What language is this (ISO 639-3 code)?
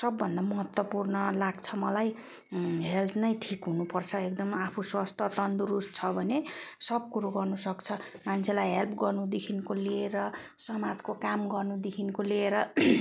nep